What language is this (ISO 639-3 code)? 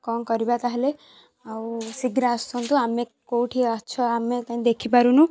ori